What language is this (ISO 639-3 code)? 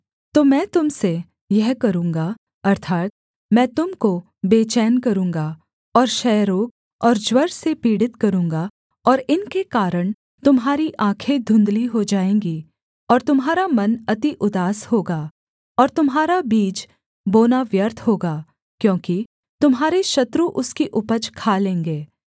hin